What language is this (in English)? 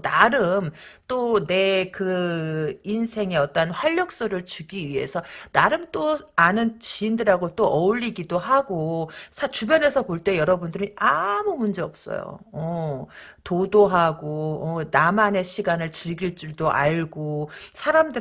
Korean